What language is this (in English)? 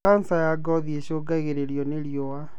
Kikuyu